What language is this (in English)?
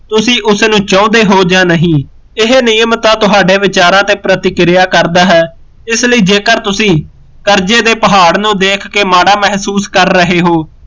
Punjabi